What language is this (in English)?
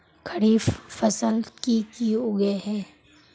Magahi